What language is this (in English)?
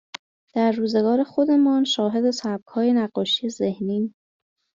Persian